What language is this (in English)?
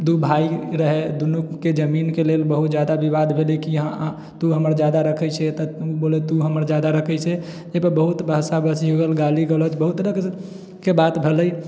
Maithili